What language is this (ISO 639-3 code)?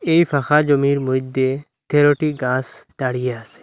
ben